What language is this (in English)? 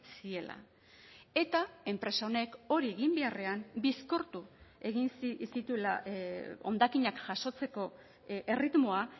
Basque